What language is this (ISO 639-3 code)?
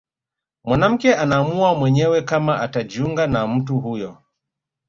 swa